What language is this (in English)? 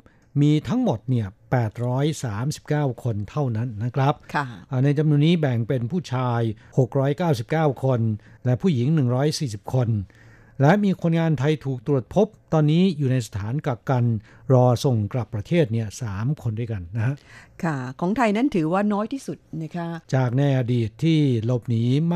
Thai